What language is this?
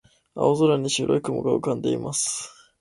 Japanese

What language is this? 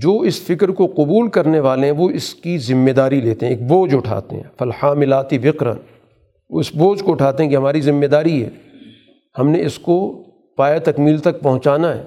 Urdu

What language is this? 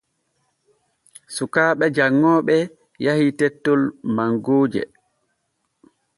Borgu Fulfulde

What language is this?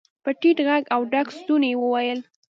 Pashto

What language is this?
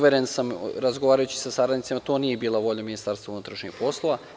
Serbian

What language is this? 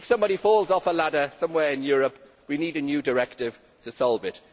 English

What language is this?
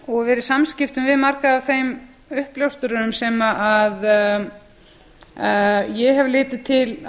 Icelandic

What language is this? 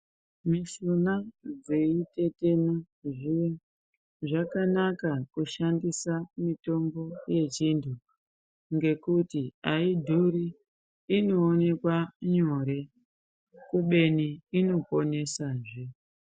Ndau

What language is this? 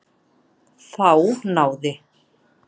Icelandic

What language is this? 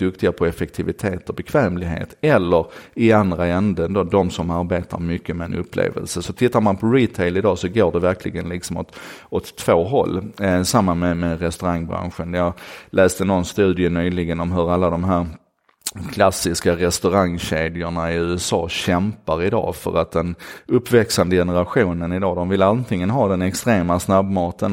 Swedish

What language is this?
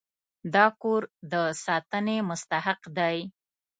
Pashto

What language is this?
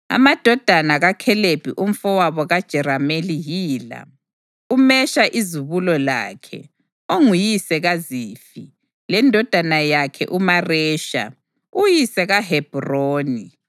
North Ndebele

